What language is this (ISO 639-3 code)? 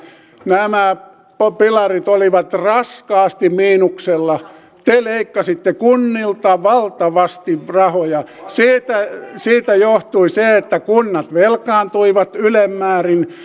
fin